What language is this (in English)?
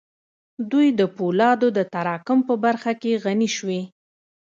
Pashto